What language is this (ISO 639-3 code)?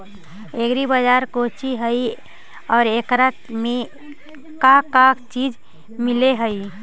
mag